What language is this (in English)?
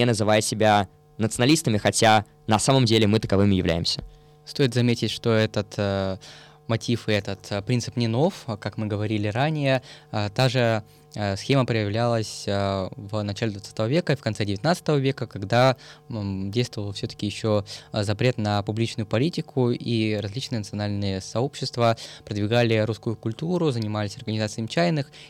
Russian